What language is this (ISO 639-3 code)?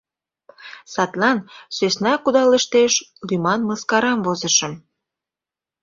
chm